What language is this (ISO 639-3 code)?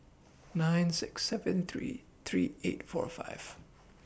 eng